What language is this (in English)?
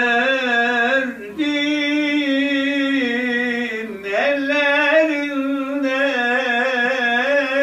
Turkish